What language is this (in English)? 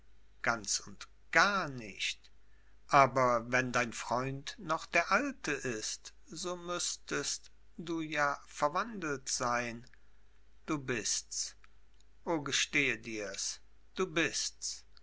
German